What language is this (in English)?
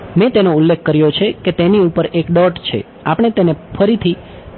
Gujarati